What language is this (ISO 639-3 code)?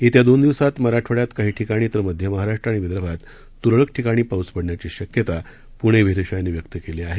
mar